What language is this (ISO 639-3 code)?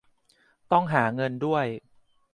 tha